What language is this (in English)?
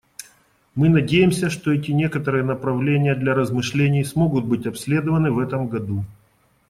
Russian